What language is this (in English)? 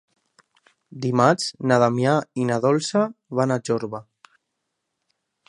Catalan